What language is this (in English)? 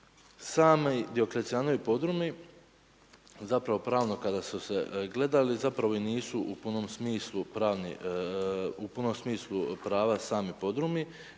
Croatian